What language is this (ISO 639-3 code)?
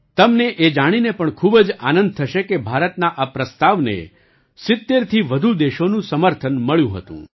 guj